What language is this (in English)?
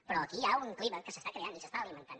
Catalan